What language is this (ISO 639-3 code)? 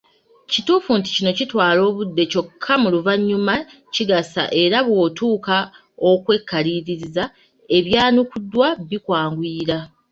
lug